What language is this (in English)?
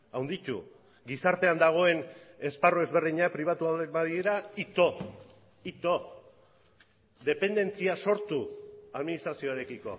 Basque